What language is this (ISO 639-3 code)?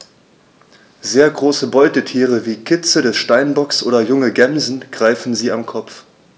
deu